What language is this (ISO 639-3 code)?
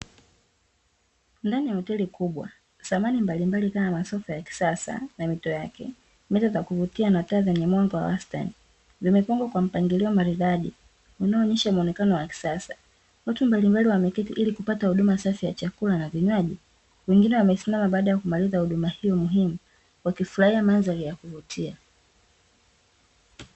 swa